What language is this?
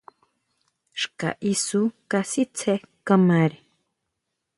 Huautla Mazatec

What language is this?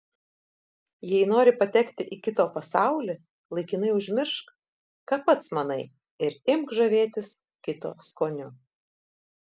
Lithuanian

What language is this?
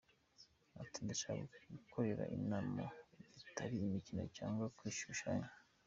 Kinyarwanda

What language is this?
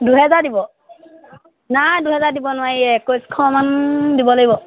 Assamese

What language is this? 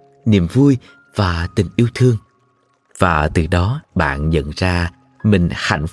Vietnamese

